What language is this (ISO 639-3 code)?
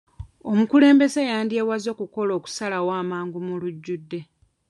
lug